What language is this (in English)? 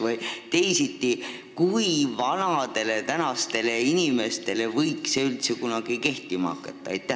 Estonian